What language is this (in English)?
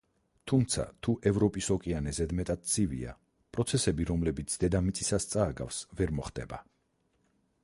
Georgian